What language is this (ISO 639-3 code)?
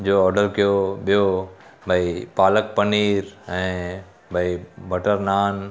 snd